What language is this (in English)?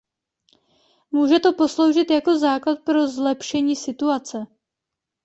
Czech